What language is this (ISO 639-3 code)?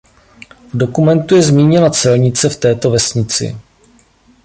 ces